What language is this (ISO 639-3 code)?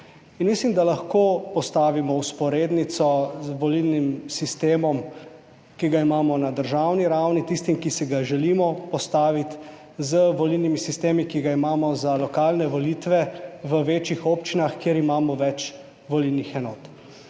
slv